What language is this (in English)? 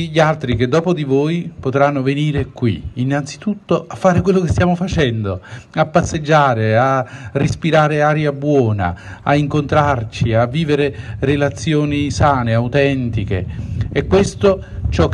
Italian